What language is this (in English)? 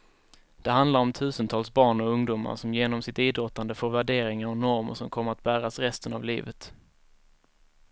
Swedish